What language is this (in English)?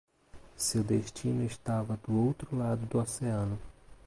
Portuguese